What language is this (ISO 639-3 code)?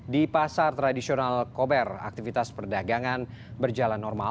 ind